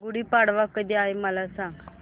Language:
Marathi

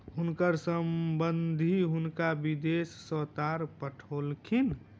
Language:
Maithili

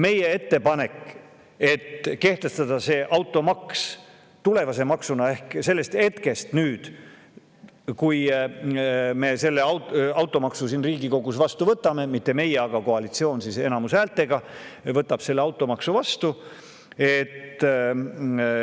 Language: Estonian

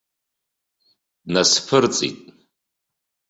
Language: Abkhazian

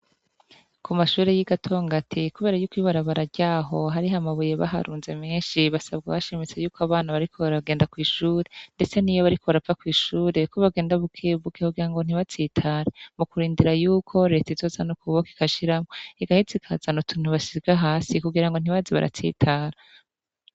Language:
Rundi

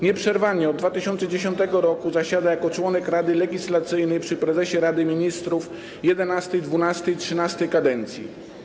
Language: Polish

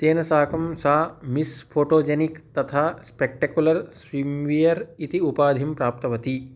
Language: Sanskrit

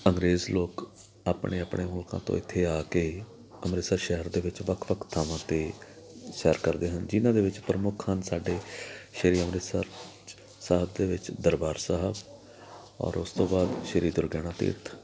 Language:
Punjabi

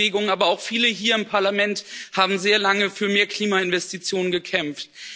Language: German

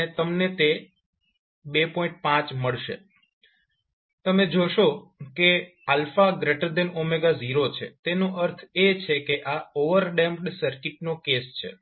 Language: Gujarati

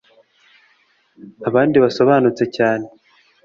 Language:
Kinyarwanda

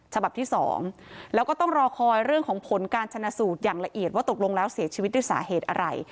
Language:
Thai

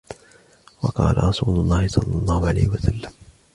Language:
Arabic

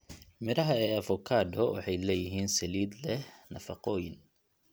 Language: Somali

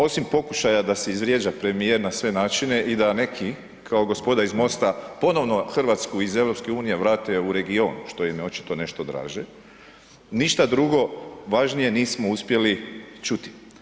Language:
Croatian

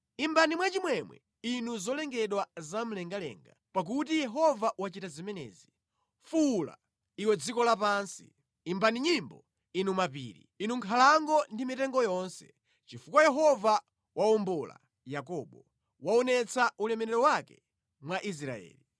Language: Nyanja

